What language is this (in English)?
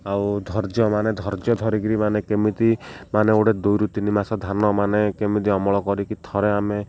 Odia